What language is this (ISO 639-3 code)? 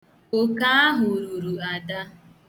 ibo